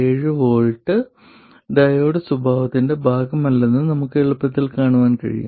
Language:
Malayalam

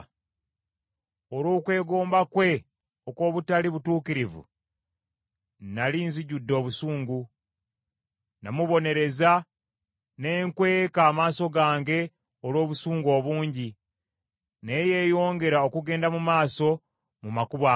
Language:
Ganda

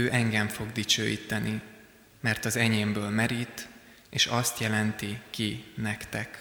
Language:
Hungarian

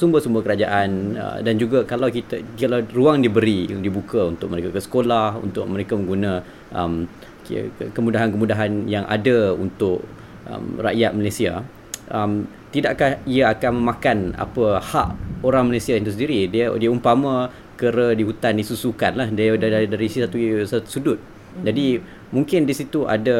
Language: Malay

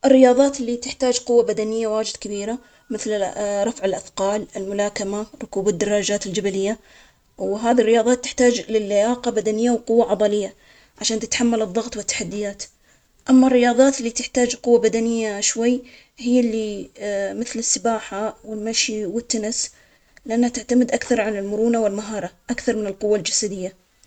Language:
Omani Arabic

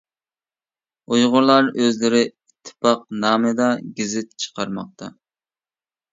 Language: Uyghur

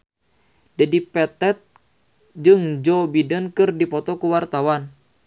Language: Sundanese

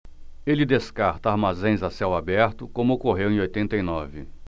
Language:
Portuguese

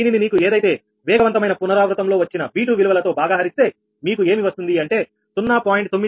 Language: Telugu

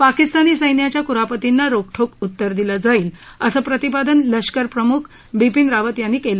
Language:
Marathi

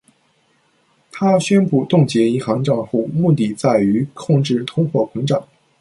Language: Chinese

